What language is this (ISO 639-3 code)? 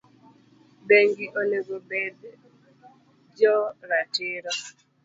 luo